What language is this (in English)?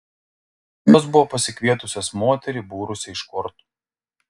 Lithuanian